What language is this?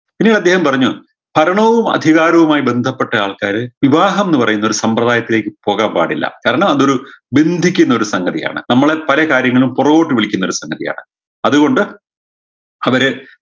Malayalam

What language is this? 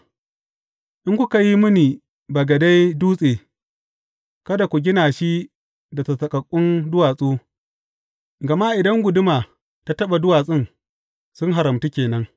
Hausa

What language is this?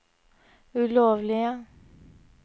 Norwegian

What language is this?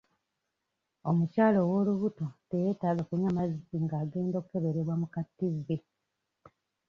Ganda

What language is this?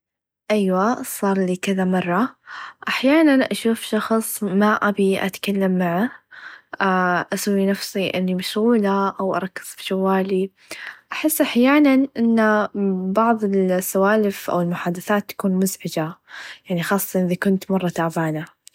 Najdi Arabic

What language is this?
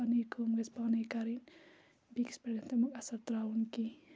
Kashmiri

